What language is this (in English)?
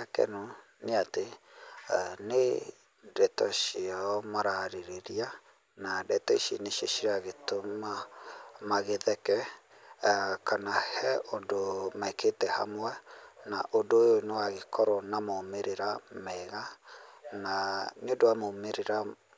Kikuyu